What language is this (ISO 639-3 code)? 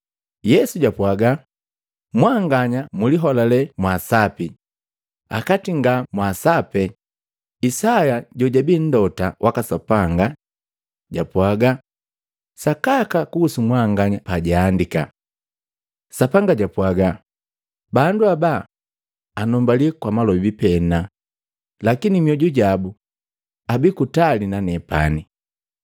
mgv